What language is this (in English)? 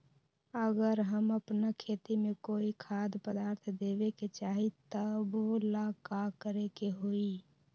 Magahi